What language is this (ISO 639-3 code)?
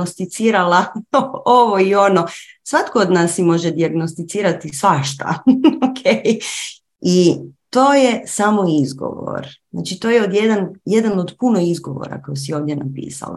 hrv